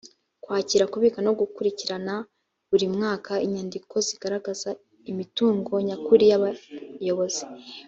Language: Kinyarwanda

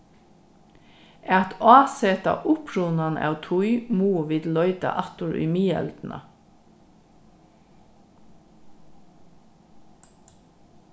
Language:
Faroese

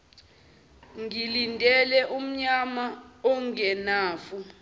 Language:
Zulu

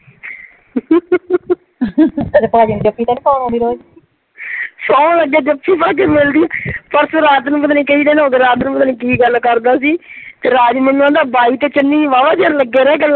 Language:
Punjabi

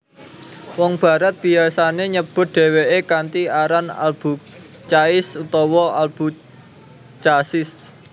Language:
Javanese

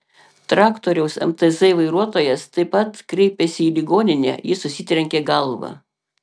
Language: Lithuanian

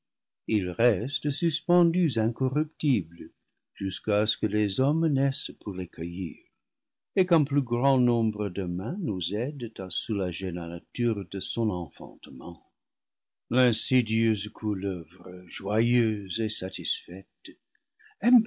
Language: French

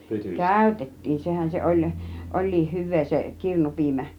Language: Finnish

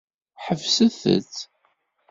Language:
Kabyle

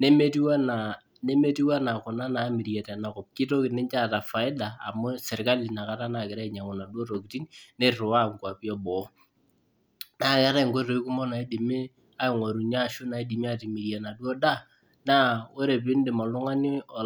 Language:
Masai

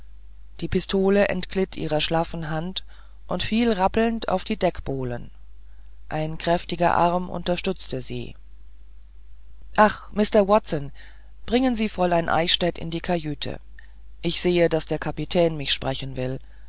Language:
German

